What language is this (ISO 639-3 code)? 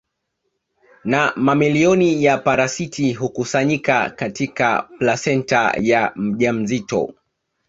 swa